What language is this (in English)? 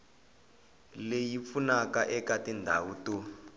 Tsonga